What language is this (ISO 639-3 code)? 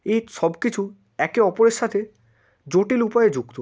ben